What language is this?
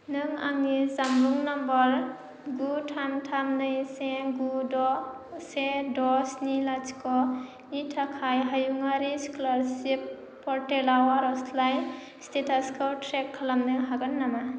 Bodo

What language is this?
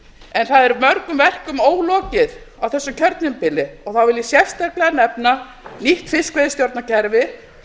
Icelandic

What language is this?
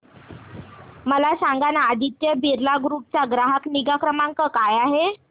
Marathi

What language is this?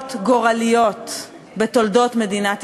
Hebrew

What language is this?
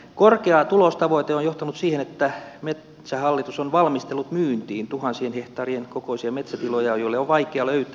Finnish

